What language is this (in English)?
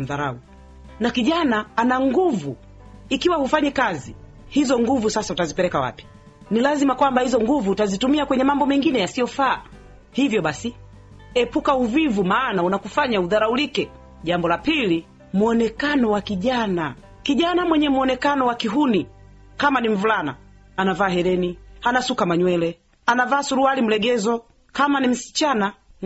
Swahili